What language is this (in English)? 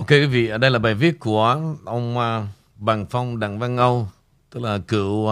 Vietnamese